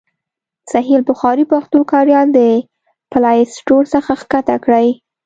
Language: Pashto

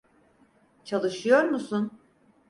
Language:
Turkish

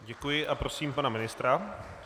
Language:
Czech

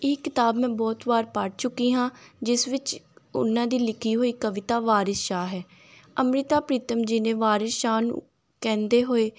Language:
Punjabi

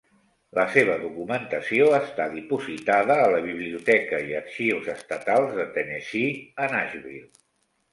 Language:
Catalan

